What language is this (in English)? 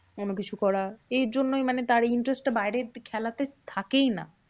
Bangla